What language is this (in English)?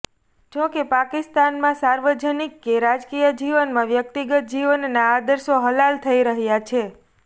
Gujarati